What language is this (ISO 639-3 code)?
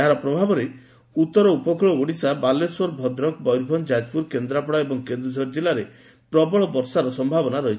ori